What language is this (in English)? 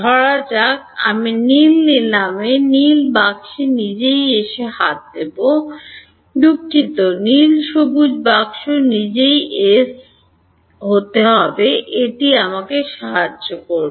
Bangla